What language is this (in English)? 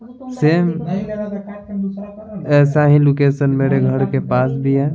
Hindi